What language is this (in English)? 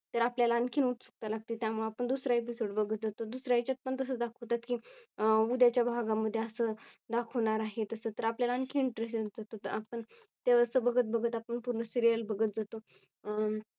Marathi